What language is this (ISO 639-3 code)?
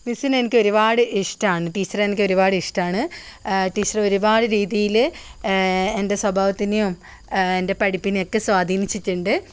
mal